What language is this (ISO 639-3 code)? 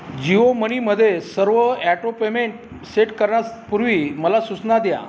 mar